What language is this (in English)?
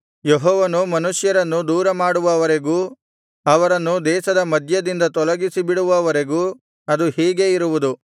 Kannada